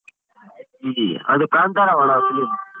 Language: Kannada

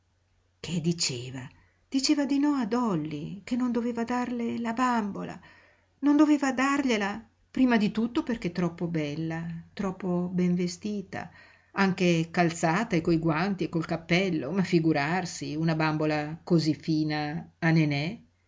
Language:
Italian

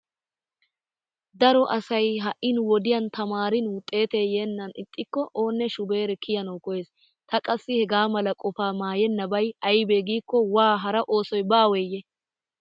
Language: Wolaytta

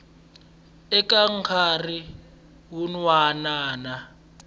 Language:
Tsonga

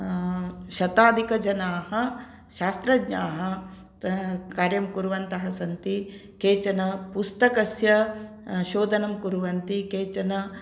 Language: Sanskrit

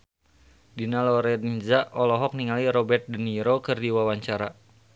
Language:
Sundanese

